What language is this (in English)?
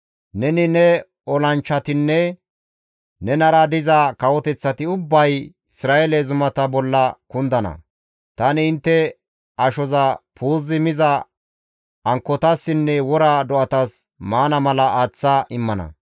Gamo